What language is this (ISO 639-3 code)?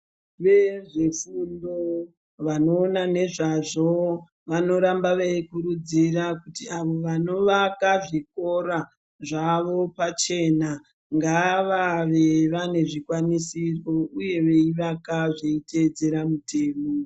ndc